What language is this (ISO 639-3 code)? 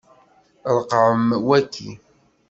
kab